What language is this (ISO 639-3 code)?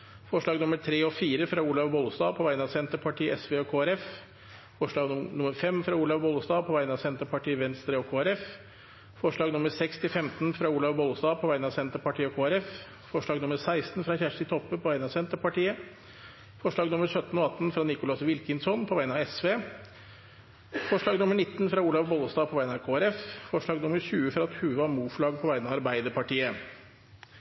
nob